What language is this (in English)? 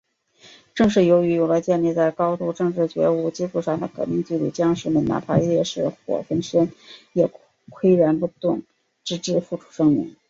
Chinese